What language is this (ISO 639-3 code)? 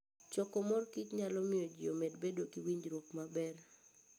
luo